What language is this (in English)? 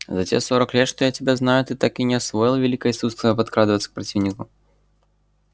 Russian